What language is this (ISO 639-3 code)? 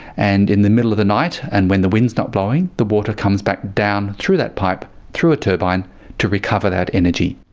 eng